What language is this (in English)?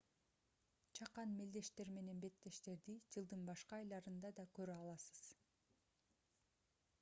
Kyrgyz